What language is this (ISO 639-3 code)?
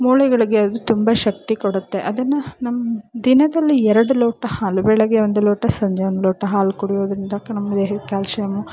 kan